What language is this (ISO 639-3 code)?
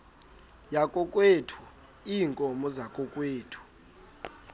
xho